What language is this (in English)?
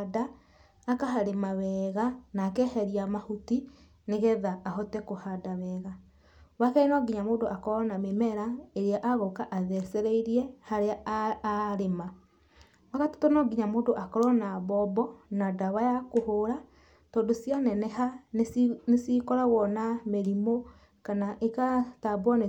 Kikuyu